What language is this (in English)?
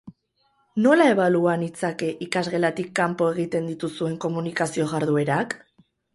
Basque